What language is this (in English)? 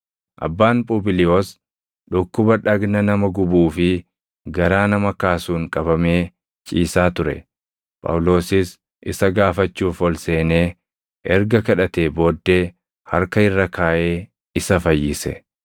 Oromo